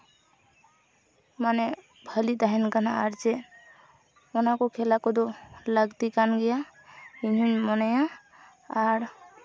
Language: Santali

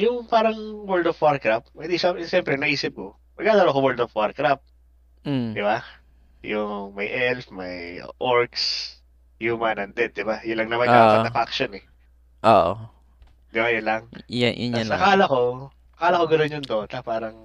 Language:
Filipino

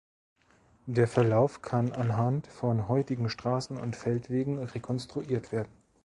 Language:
German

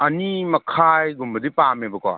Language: Manipuri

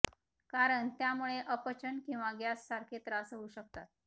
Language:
Marathi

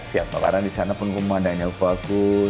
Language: Indonesian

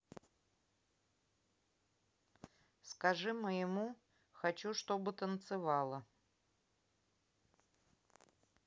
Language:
Russian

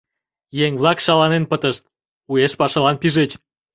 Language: Mari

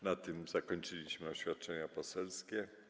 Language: Polish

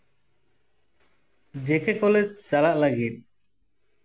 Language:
Santali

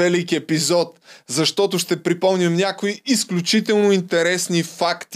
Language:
Bulgarian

